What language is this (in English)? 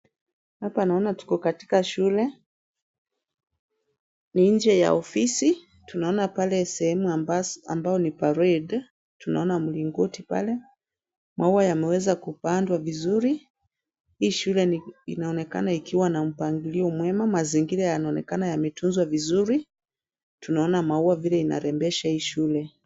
Swahili